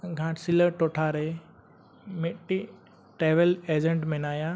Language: Santali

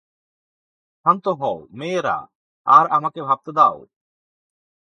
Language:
Bangla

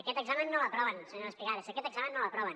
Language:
Catalan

